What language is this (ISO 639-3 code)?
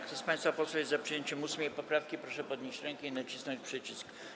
pol